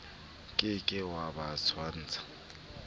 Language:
Southern Sotho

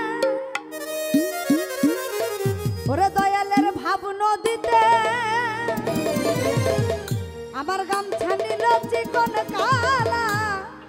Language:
Arabic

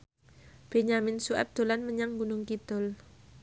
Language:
Javanese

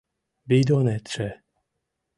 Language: Mari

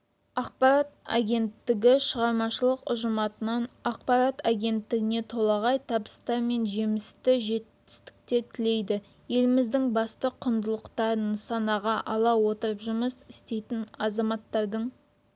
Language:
Kazakh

